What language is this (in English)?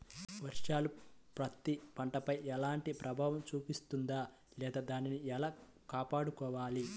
Telugu